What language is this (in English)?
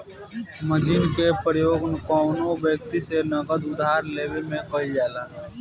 Bhojpuri